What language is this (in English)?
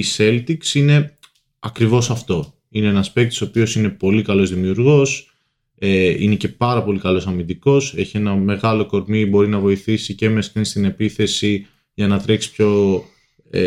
Greek